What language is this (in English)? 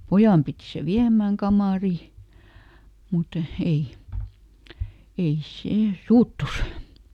Finnish